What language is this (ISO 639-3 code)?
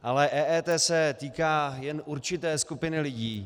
ces